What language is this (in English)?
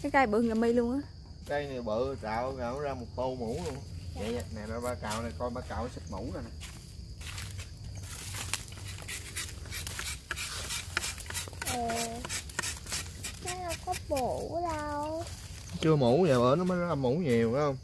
Vietnamese